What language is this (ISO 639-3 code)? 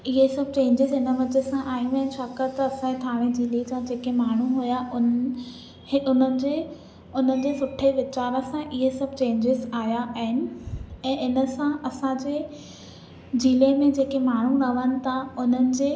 snd